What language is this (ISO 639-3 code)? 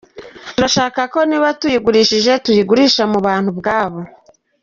kin